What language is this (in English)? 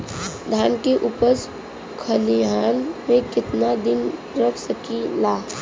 Bhojpuri